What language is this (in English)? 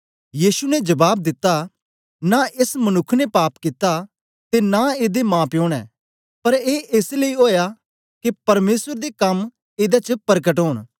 Dogri